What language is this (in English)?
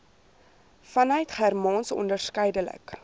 Afrikaans